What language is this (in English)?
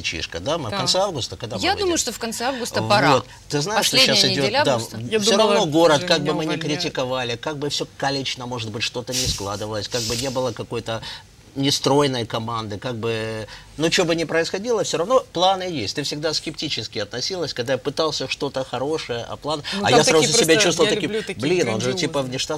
Russian